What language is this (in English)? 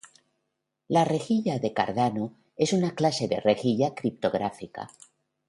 Spanish